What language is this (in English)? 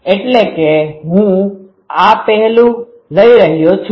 Gujarati